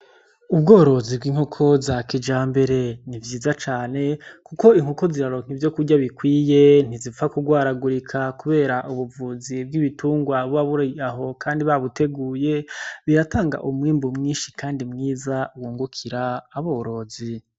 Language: Rundi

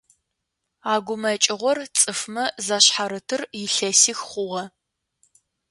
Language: Adyghe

